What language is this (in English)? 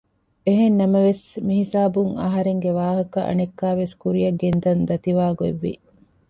Divehi